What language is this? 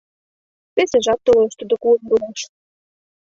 Mari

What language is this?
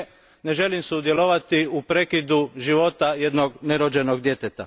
Croatian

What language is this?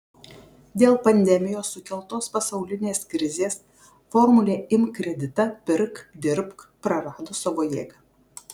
Lithuanian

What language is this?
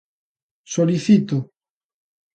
Galician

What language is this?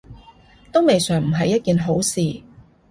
Cantonese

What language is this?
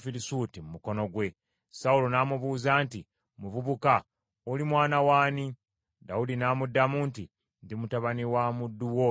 Ganda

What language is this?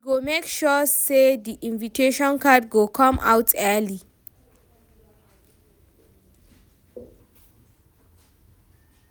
Nigerian Pidgin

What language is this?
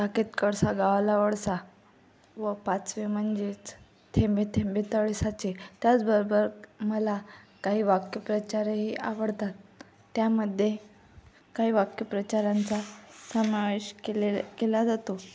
Marathi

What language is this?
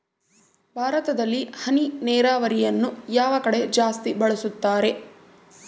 Kannada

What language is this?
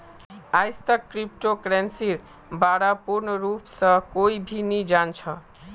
Magahi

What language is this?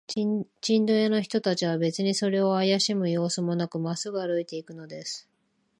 Japanese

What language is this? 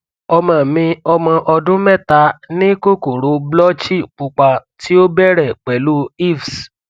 Yoruba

